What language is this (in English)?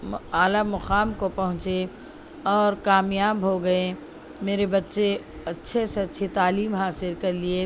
Urdu